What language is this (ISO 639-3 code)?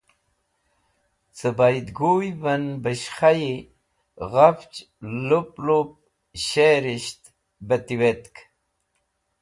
wbl